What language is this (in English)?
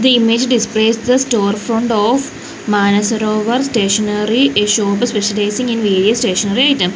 English